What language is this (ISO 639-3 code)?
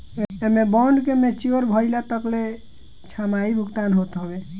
bho